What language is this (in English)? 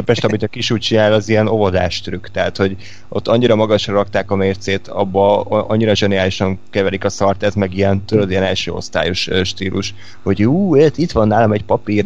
Hungarian